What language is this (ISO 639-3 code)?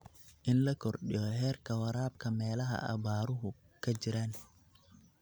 som